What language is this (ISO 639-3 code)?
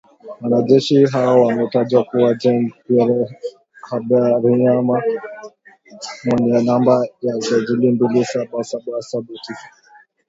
swa